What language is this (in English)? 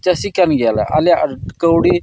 Santali